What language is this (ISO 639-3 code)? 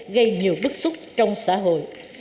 vie